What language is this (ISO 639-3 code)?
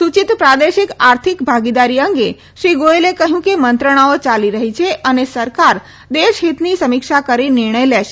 guj